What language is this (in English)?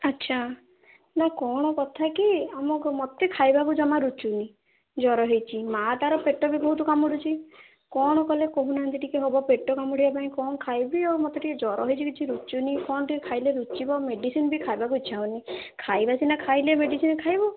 Odia